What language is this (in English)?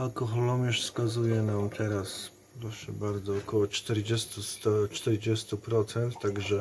Polish